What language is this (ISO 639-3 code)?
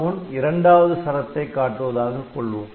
tam